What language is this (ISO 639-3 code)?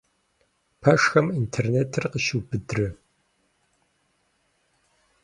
kbd